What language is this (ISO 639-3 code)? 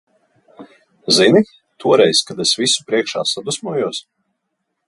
lav